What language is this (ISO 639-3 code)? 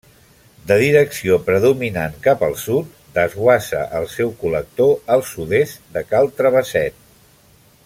cat